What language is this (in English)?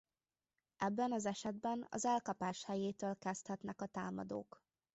Hungarian